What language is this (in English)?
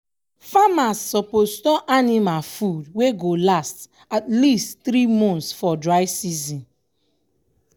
Nigerian Pidgin